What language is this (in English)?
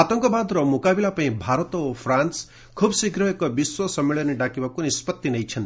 Odia